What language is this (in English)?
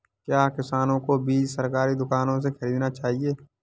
Hindi